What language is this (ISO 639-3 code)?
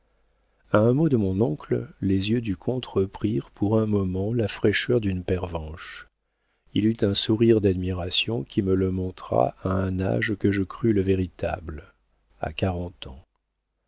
fra